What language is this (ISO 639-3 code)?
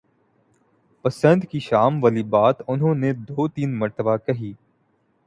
urd